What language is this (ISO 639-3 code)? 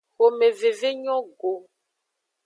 ajg